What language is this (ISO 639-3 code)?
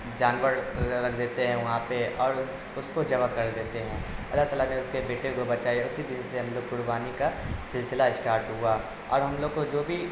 urd